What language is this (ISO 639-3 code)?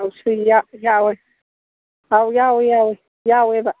mni